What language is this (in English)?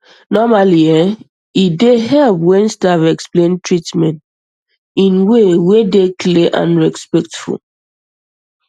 Nigerian Pidgin